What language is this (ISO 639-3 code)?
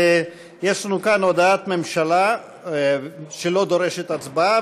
heb